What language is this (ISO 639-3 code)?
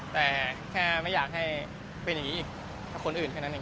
tha